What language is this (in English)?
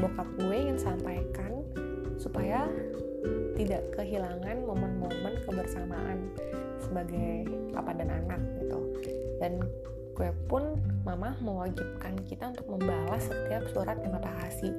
Indonesian